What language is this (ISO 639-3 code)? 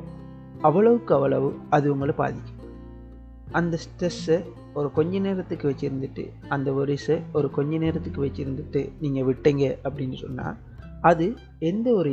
tam